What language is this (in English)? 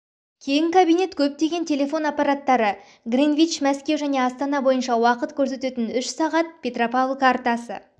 Kazakh